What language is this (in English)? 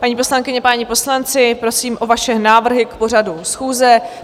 Czech